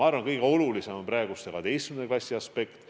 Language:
Estonian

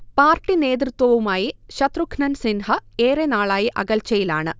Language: Malayalam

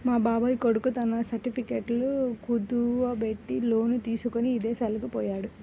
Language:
Telugu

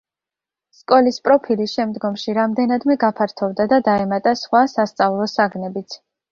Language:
Georgian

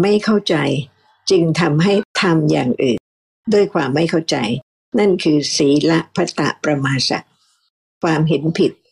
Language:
Thai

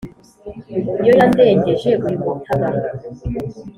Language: Kinyarwanda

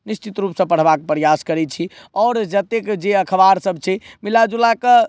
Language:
Maithili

